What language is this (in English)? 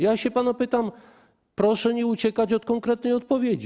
Polish